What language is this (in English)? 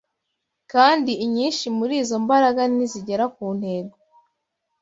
Kinyarwanda